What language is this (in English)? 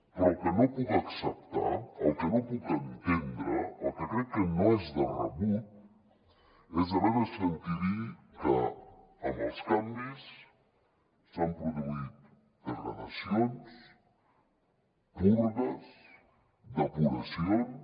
Catalan